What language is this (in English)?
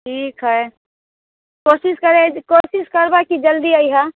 Maithili